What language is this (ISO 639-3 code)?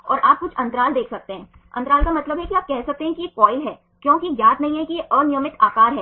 hin